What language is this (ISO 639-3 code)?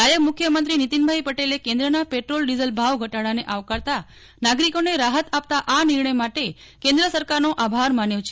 guj